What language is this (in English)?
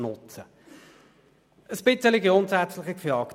Swiss German